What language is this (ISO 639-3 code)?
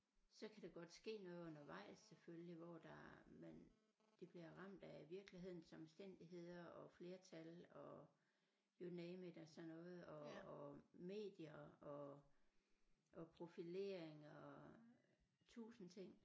dan